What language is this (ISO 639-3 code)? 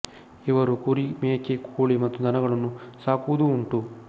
kan